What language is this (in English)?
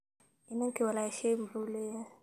Somali